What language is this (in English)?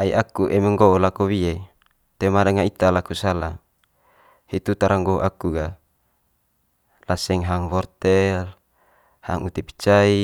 Manggarai